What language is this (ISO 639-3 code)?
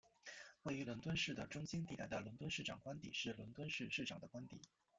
zho